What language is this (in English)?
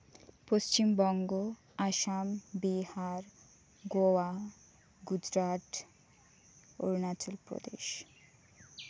Santali